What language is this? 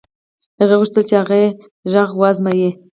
Pashto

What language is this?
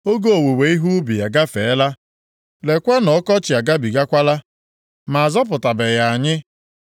Igbo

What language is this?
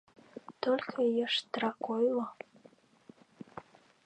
Mari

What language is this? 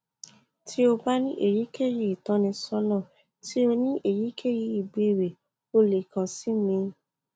Yoruba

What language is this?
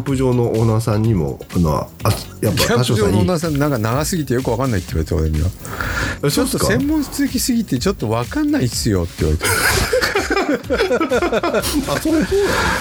Japanese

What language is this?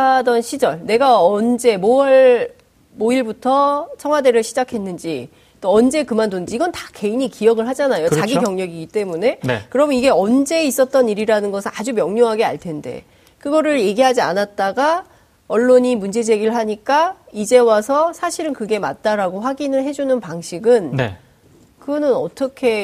Korean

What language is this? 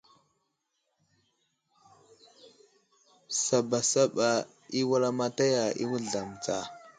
Wuzlam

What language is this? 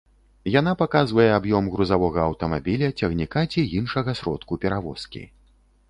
Belarusian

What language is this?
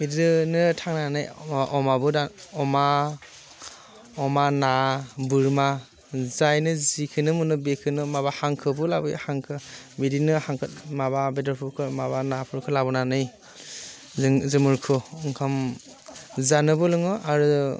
Bodo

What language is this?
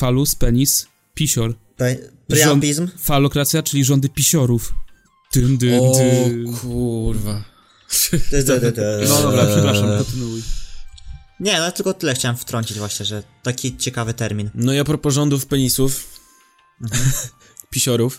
Polish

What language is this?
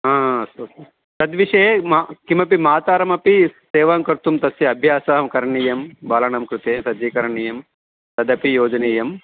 Sanskrit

